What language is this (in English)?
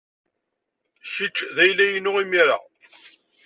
Kabyle